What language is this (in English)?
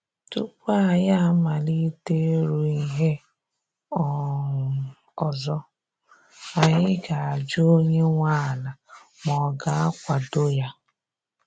Igbo